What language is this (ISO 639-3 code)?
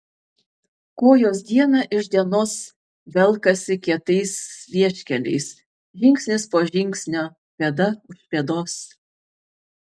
lit